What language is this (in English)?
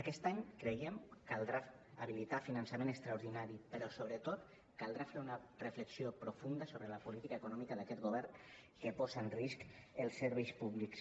Catalan